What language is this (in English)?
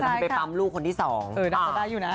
Thai